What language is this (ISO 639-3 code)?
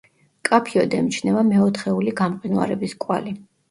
kat